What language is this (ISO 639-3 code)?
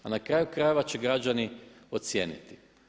hrv